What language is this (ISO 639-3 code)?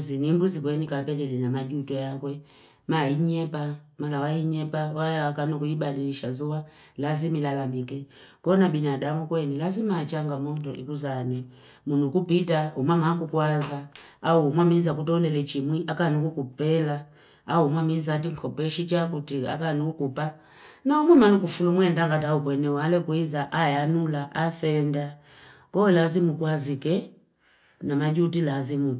fip